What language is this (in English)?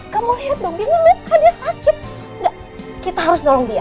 Indonesian